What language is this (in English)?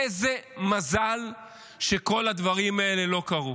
Hebrew